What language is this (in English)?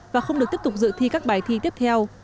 Vietnamese